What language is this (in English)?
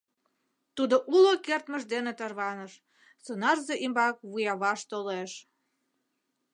Mari